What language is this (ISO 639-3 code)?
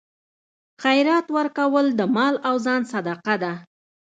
pus